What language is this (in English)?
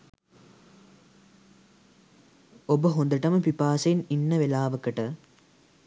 Sinhala